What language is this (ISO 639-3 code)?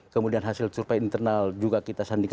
ind